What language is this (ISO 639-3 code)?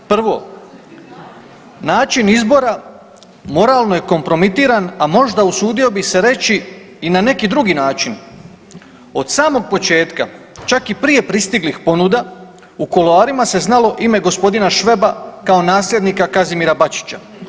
hrv